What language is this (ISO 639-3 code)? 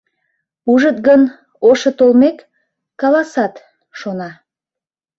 chm